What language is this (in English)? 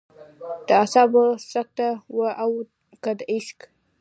Pashto